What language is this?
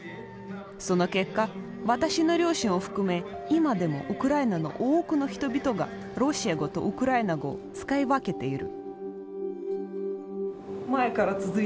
Japanese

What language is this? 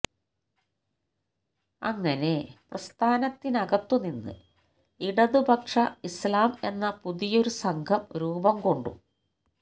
Malayalam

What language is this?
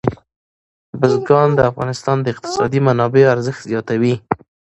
Pashto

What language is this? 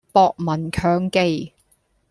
Cantonese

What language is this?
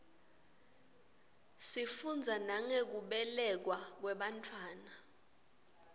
Swati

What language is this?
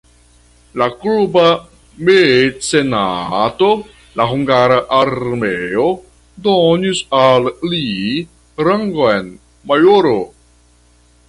Esperanto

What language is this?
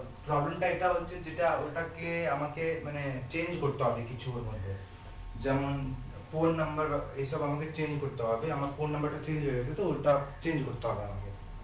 Bangla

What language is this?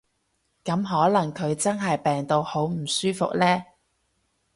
Cantonese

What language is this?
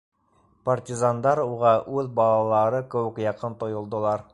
Bashkir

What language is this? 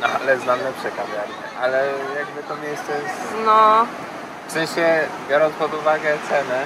Polish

